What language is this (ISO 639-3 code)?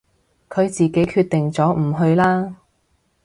yue